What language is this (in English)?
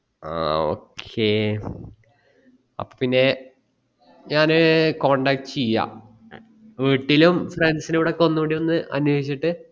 Malayalam